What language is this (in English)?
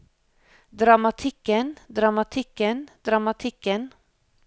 Norwegian